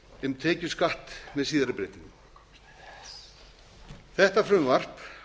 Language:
Icelandic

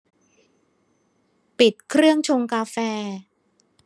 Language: Thai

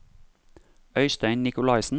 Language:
Norwegian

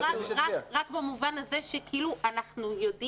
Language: Hebrew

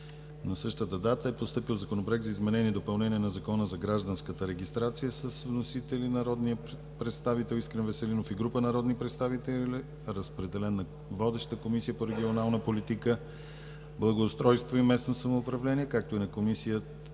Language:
Bulgarian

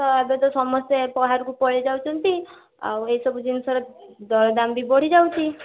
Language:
Odia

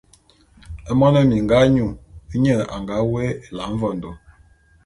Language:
Bulu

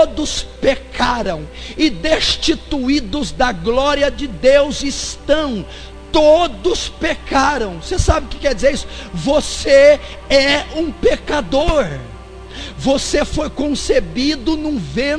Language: Portuguese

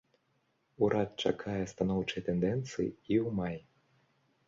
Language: Belarusian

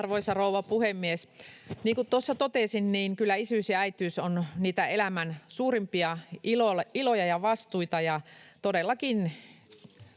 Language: Finnish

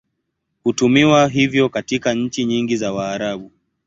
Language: Swahili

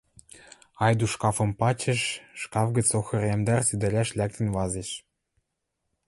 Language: Western Mari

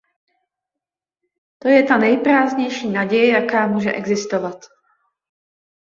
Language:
Czech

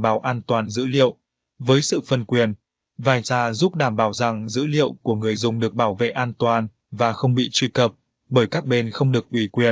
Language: Vietnamese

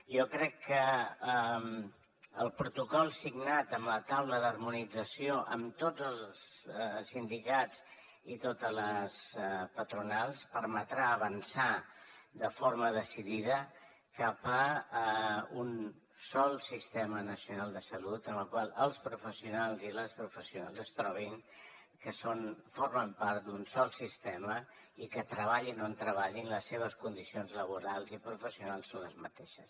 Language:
Catalan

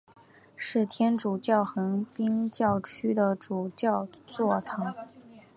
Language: Chinese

